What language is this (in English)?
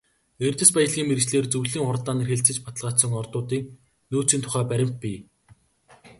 Mongolian